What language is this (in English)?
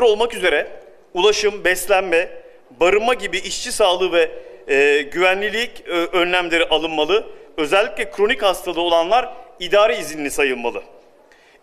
Turkish